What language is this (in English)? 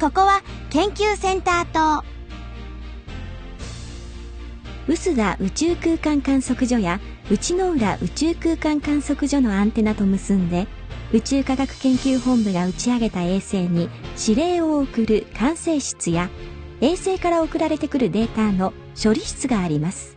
Japanese